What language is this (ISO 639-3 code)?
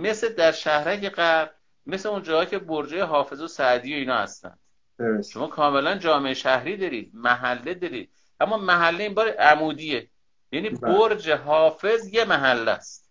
fas